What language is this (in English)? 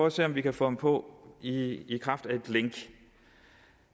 Danish